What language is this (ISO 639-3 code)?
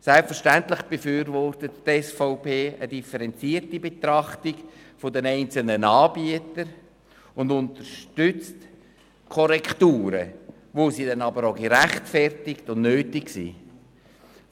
gsw